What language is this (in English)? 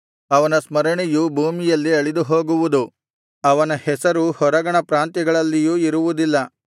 Kannada